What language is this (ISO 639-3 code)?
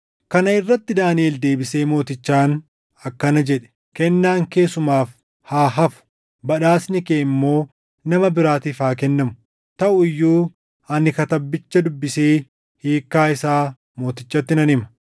orm